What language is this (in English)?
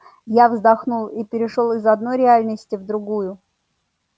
Russian